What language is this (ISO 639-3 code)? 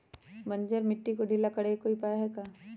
mag